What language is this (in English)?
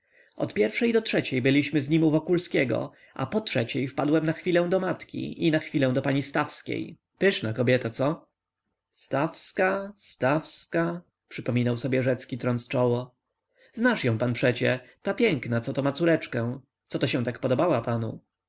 Polish